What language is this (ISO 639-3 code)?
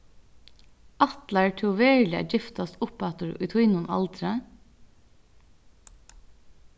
fao